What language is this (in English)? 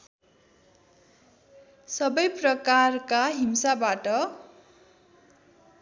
Nepali